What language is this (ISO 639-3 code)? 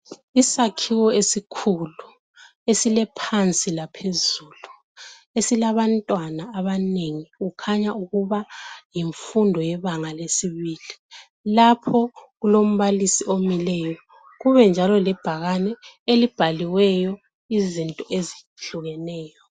nde